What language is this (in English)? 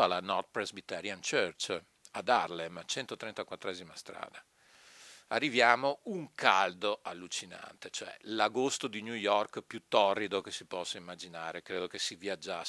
Italian